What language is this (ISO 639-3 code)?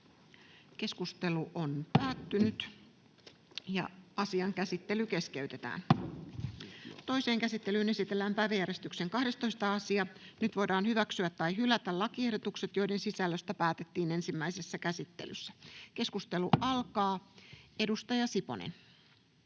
fin